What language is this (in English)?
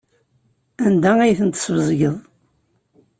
Kabyle